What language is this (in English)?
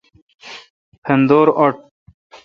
Kalkoti